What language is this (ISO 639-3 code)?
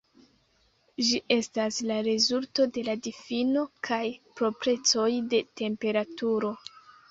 epo